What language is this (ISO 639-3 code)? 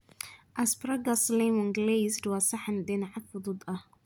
som